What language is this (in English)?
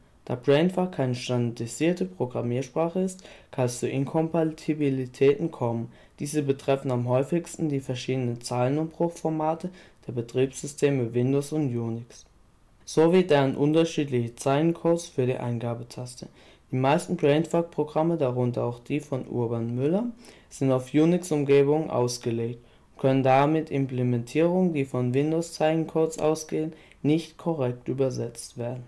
German